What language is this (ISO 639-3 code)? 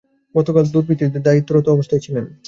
ben